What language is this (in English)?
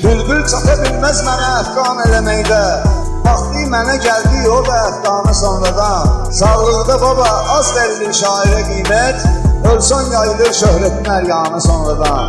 Turkish